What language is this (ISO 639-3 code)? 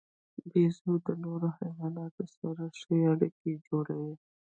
pus